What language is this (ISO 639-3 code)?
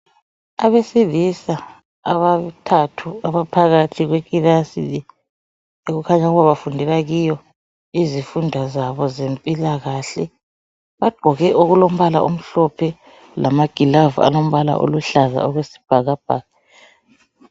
nde